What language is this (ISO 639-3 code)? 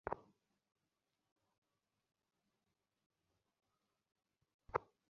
ben